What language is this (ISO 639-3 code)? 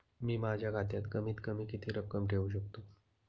mar